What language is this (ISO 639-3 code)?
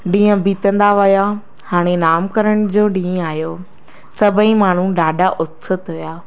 snd